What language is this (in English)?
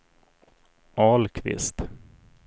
Swedish